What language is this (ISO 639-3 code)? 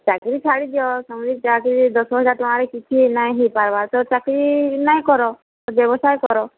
ori